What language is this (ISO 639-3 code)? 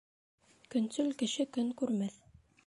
bak